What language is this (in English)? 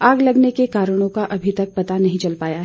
Hindi